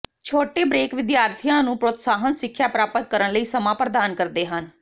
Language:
Punjabi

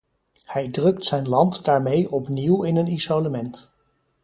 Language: Dutch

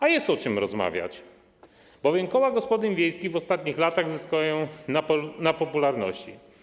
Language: Polish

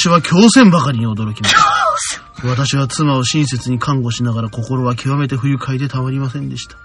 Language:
Japanese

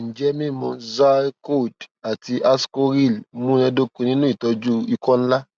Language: Yoruba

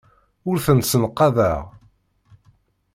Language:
Kabyle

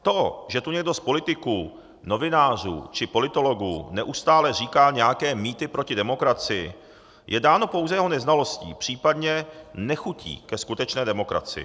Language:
Czech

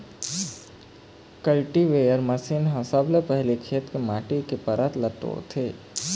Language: Chhattisgarhi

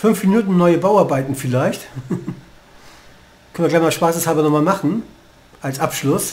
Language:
German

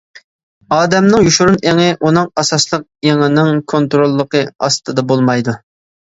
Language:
Uyghur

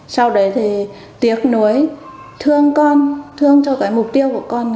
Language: Vietnamese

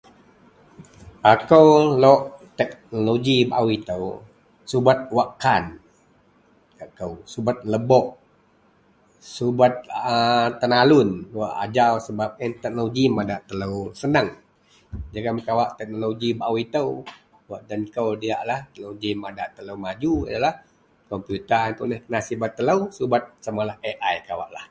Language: Central Melanau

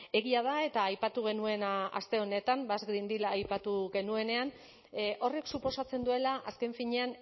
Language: Basque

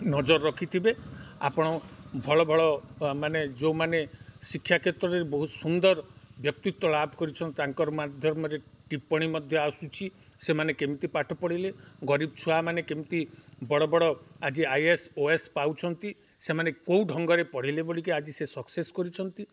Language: Odia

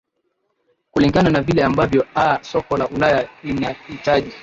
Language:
Swahili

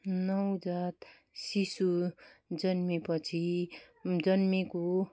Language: Nepali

